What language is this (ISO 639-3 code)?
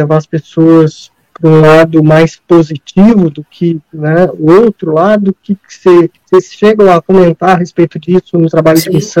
por